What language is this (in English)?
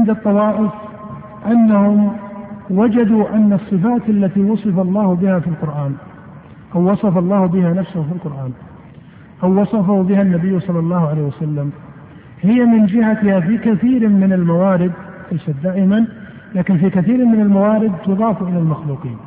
Arabic